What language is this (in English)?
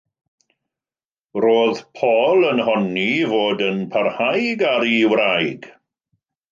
Welsh